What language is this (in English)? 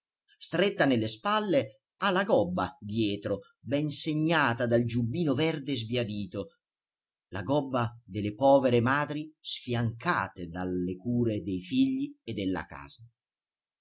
Italian